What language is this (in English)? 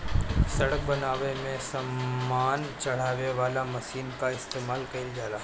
Bhojpuri